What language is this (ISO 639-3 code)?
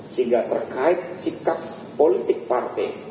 ind